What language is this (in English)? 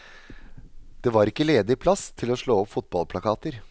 Norwegian